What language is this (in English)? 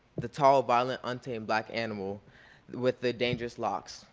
English